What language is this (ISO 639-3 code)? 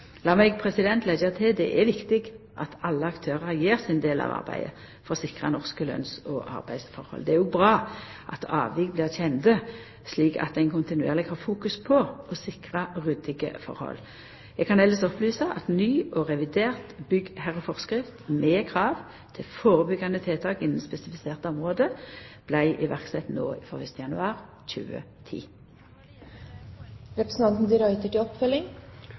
nno